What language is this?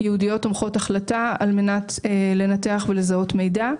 Hebrew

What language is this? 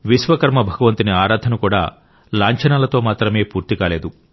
Telugu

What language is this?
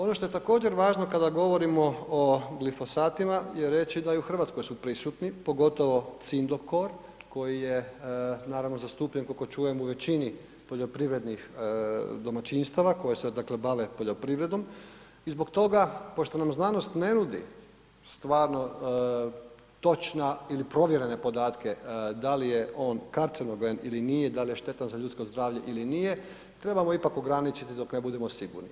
Croatian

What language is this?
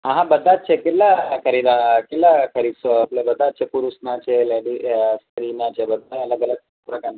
Gujarati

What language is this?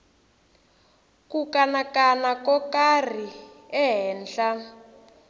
Tsonga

